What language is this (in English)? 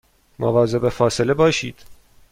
Persian